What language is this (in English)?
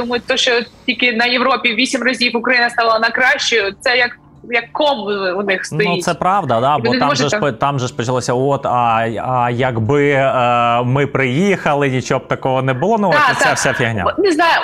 Ukrainian